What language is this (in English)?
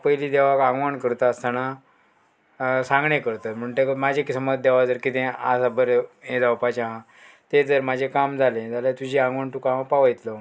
Konkani